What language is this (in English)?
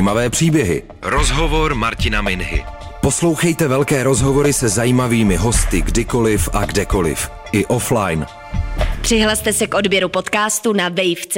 Czech